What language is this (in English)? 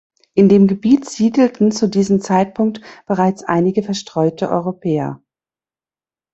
German